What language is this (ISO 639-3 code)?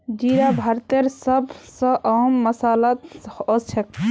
mag